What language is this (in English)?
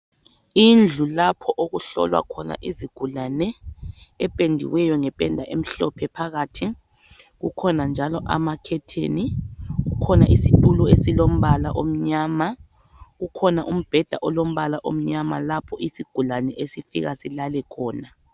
North Ndebele